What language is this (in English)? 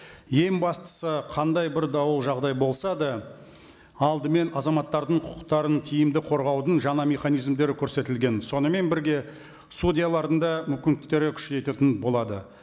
Kazakh